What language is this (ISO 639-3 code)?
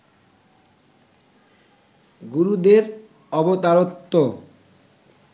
ben